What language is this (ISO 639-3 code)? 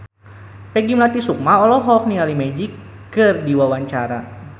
sun